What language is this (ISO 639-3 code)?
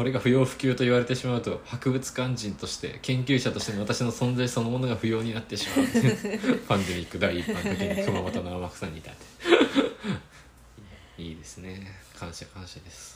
jpn